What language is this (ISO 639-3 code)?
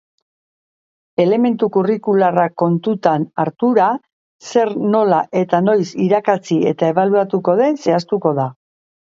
eus